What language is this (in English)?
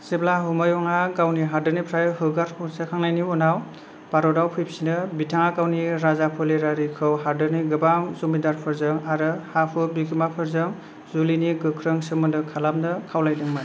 Bodo